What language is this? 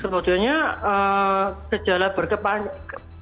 Indonesian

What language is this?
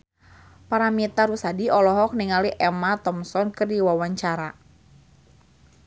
Sundanese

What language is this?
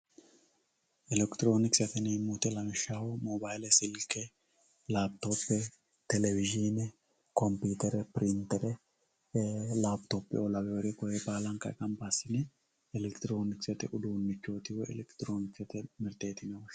Sidamo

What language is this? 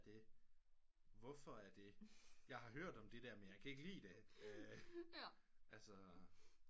Danish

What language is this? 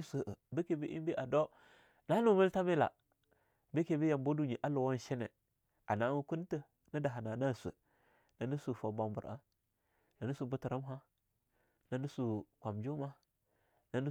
Longuda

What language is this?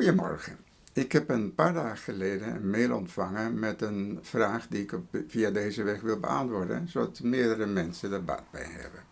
Dutch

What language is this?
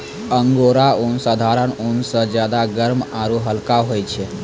Maithili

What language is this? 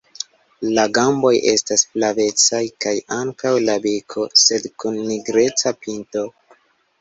Esperanto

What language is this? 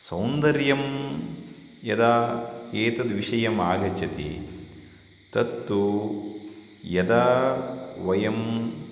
Sanskrit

